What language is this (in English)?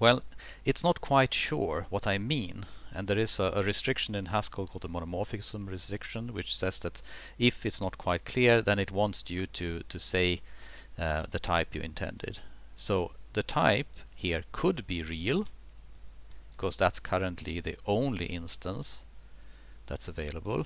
English